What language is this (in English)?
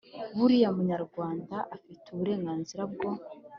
Kinyarwanda